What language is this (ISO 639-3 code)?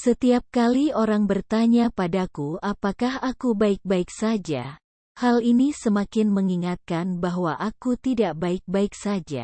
ind